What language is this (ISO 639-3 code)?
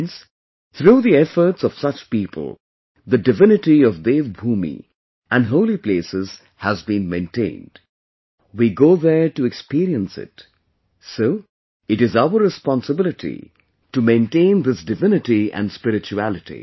eng